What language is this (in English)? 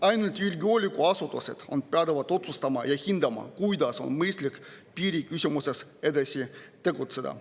Estonian